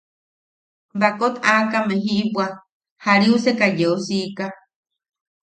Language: Yaqui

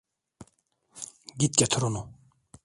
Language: Turkish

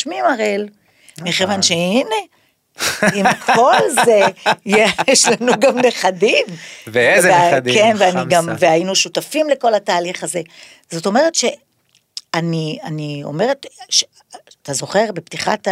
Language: Hebrew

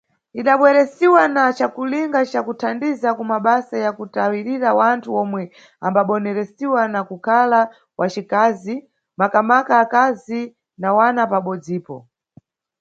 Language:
Nyungwe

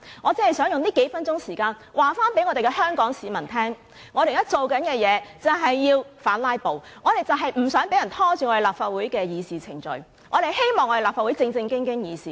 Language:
Cantonese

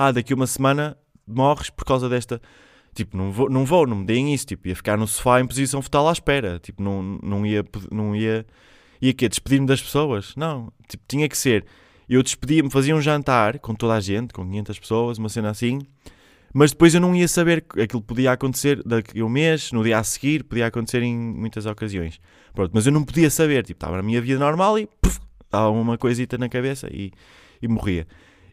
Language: Portuguese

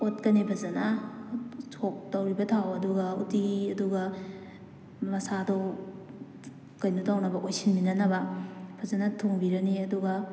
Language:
Manipuri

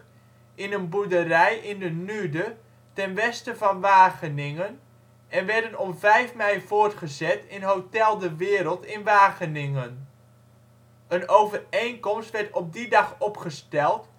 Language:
Dutch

